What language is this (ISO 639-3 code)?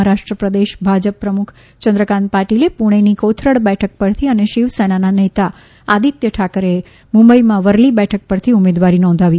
guj